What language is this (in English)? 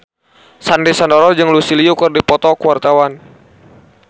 Sundanese